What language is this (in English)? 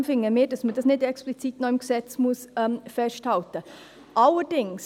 Swiss German